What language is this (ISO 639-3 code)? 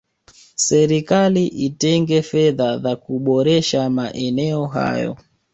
swa